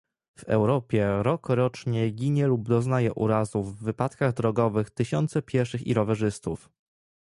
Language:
Polish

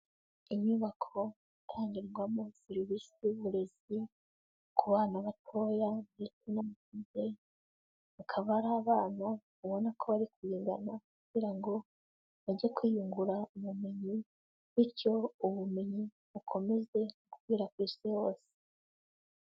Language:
Kinyarwanda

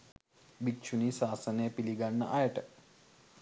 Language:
Sinhala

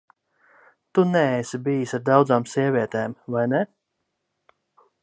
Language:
Latvian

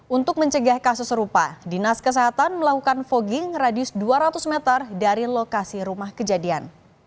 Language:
Indonesian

